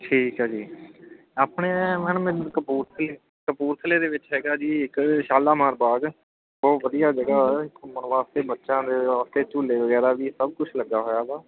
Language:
Punjabi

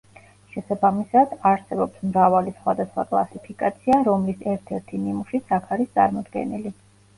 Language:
Georgian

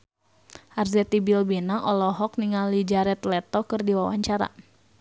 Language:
Sundanese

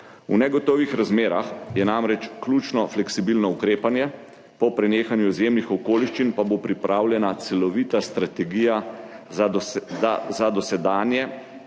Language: Slovenian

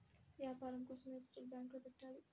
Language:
Telugu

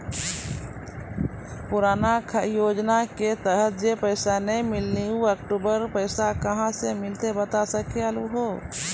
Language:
Maithili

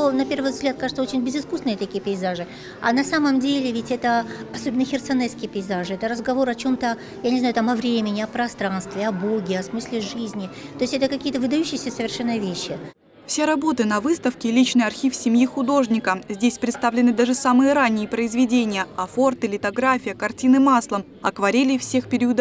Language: Russian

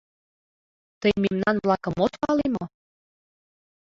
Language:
Mari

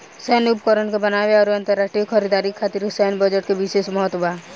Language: Bhojpuri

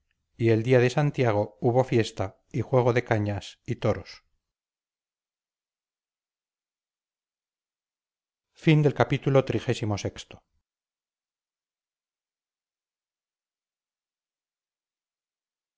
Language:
Spanish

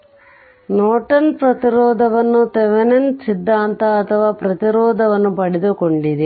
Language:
Kannada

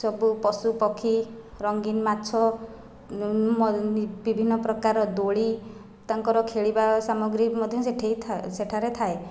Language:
Odia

